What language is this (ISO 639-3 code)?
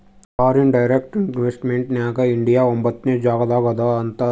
kan